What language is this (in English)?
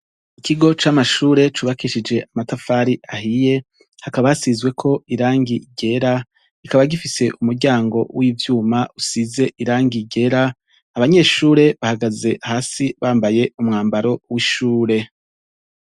Rundi